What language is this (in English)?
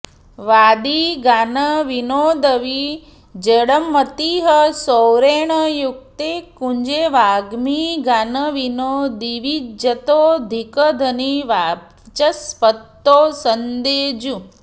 Sanskrit